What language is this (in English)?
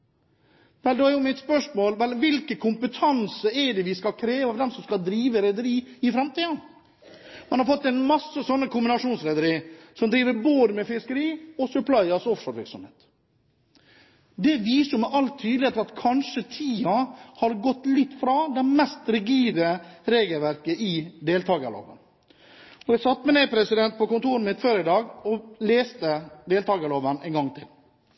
Norwegian Bokmål